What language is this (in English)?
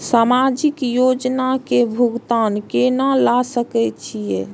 Maithili